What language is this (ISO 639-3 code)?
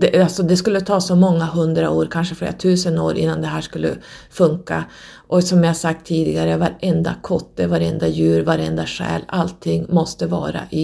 swe